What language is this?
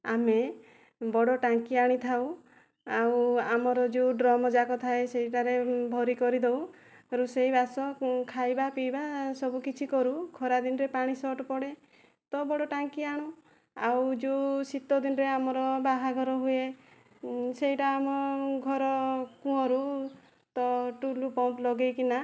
Odia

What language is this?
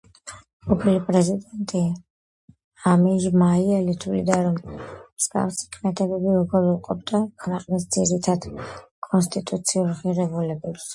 Georgian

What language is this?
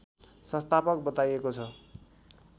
Nepali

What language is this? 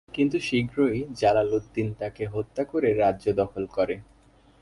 Bangla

